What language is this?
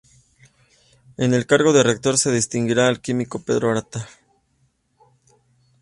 Spanish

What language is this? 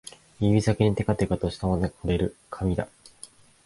Japanese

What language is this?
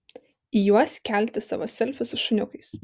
Lithuanian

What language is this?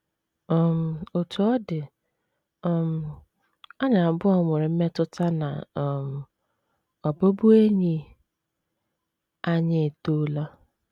Igbo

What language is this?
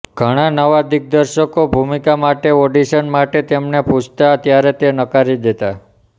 Gujarati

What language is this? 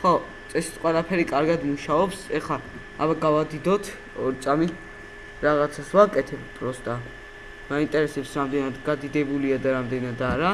Georgian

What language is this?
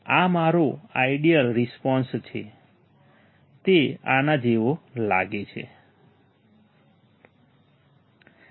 Gujarati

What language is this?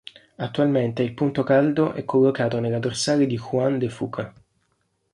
Italian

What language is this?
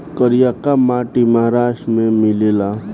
Bhojpuri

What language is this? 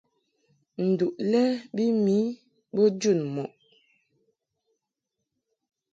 Mungaka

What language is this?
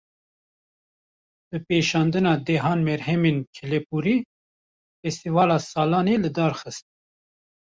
Kurdish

